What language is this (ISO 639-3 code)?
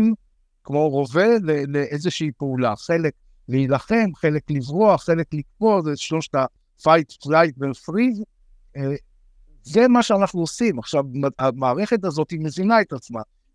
heb